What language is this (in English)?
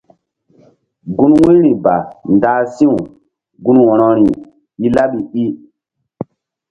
Mbum